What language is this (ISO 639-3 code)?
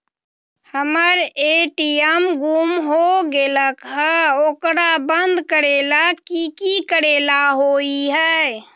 mag